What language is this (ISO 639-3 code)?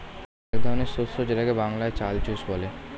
ben